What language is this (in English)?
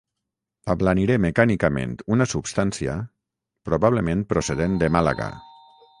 Catalan